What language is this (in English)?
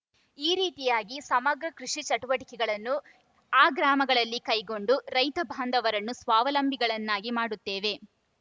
Kannada